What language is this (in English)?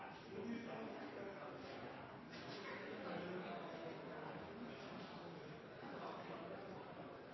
Norwegian Bokmål